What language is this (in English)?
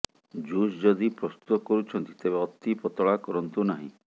Odia